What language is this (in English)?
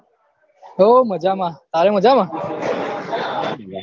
Gujarati